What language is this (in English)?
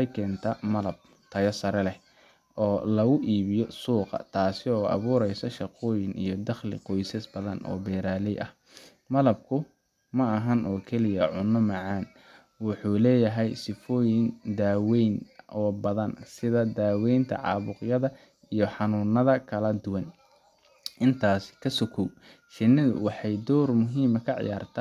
Somali